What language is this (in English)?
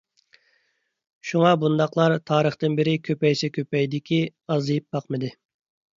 Uyghur